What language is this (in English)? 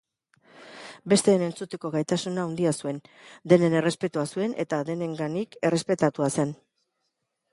Basque